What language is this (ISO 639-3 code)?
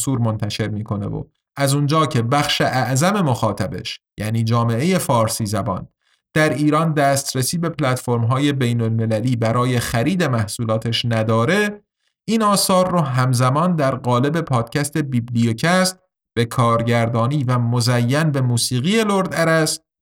fas